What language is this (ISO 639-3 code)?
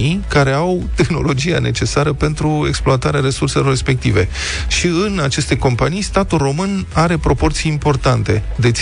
ron